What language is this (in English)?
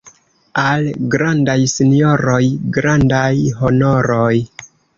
Esperanto